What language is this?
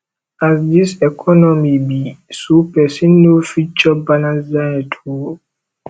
Nigerian Pidgin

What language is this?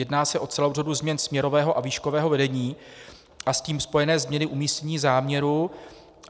Czech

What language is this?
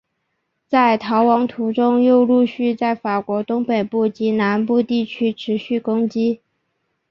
Chinese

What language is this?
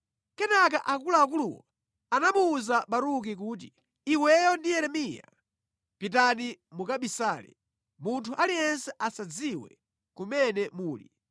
Nyanja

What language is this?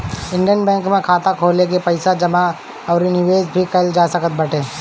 Bhojpuri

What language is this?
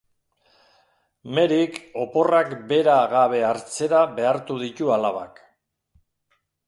Basque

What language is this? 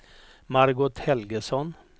Swedish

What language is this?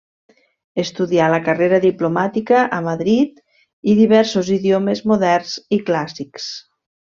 Catalan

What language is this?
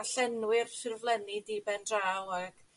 Welsh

